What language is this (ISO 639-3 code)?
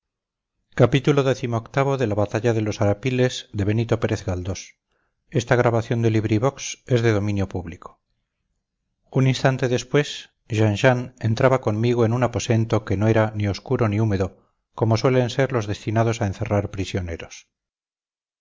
spa